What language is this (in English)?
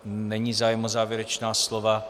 Czech